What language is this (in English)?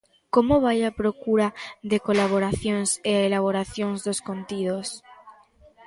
Galician